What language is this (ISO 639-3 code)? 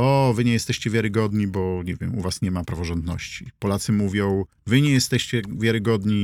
pol